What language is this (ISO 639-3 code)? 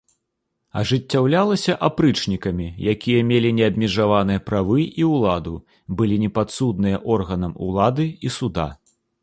bel